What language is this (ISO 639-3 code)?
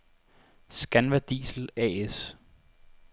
dan